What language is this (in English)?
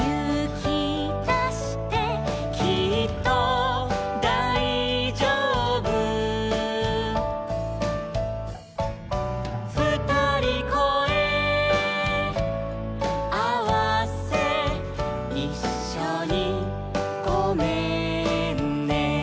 Japanese